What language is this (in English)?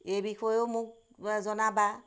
Assamese